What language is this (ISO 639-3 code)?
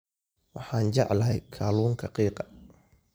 som